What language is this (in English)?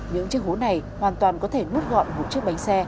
Vietnamese